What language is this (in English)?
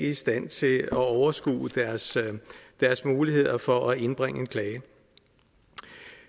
Danish